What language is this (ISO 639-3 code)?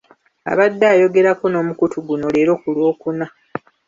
lug